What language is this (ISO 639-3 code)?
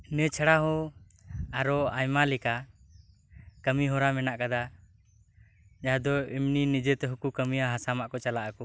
sat